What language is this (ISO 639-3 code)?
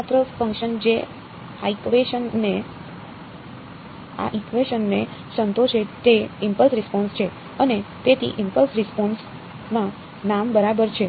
guj